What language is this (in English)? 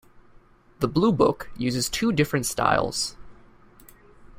English